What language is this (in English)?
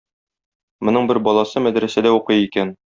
Tatar